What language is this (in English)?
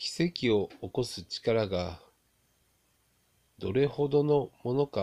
Japanese